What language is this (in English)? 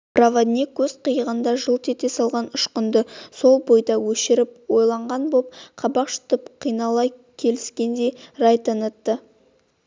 Kazakh